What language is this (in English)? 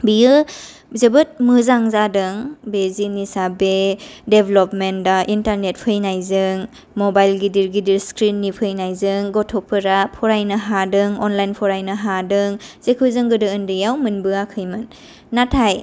Bodo